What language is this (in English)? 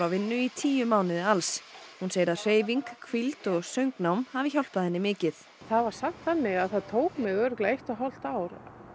Icelandic